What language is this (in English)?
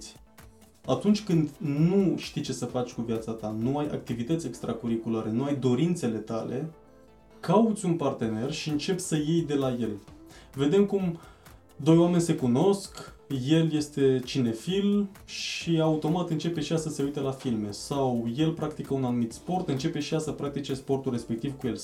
Romanian